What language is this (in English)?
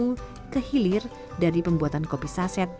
Indonesian